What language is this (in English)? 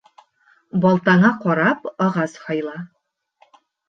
Bashkir